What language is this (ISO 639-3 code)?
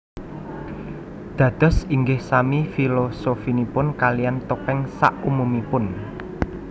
jav